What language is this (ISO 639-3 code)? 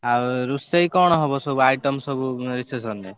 ori